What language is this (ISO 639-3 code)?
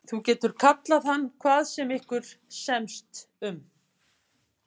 isl